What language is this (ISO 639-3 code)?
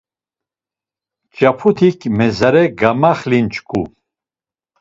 lzz